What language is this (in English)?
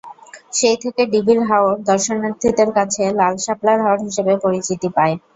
Bangla